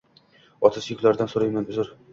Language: Uzbek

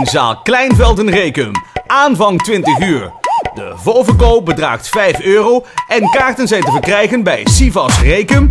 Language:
Dutch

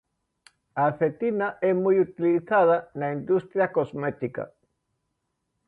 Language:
Galician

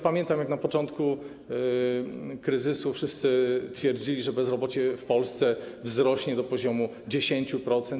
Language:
Polish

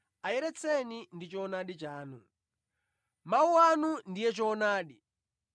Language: Nyanja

